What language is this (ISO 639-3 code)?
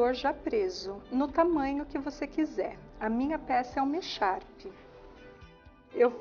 por